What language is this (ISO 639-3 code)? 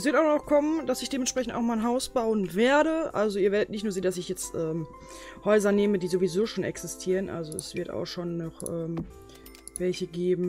deu